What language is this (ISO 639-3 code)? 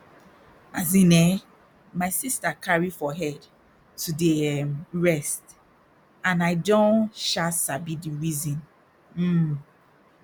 pcm